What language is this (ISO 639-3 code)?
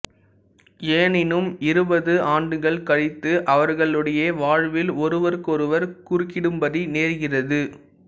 tam